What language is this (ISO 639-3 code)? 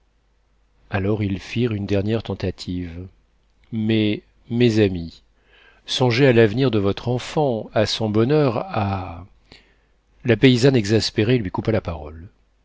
fra